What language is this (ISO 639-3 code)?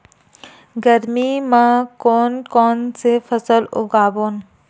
hne